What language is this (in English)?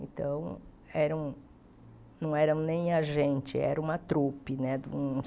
Portuguese